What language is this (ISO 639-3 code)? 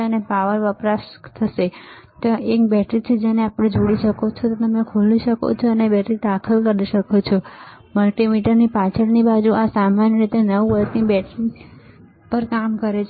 guj